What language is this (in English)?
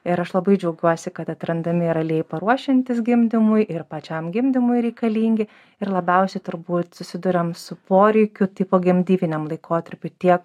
Lithuanian